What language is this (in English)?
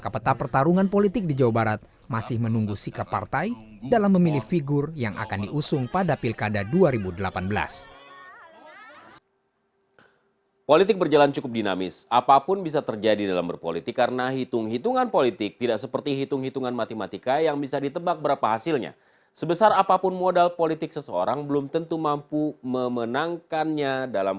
Indonesian